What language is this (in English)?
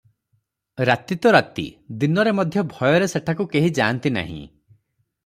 Odia